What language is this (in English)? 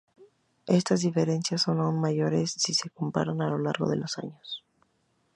Spanish